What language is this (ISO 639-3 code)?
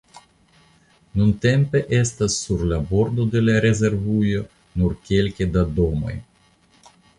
epo